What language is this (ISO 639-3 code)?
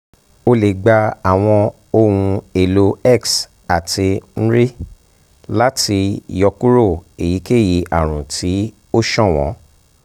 yor